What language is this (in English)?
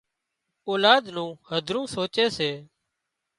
Wadiyara Koli